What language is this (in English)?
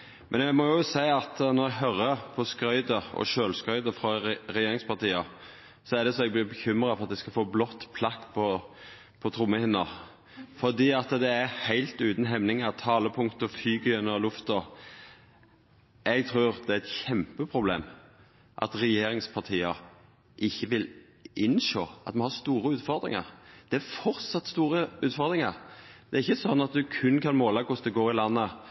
Norwegian Nynorsk